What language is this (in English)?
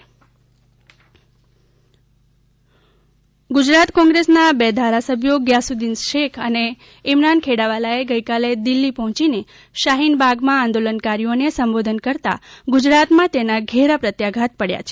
Gujarati